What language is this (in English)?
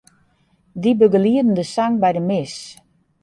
Western Frisian